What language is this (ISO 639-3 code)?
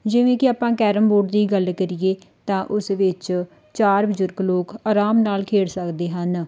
pan